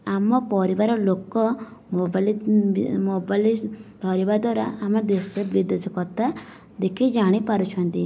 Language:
Odia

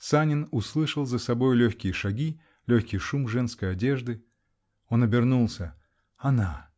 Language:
Russian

